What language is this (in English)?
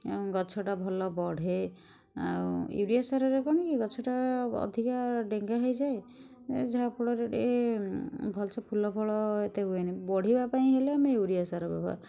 Odia